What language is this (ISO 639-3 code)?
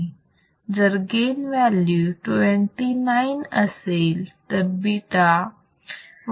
mar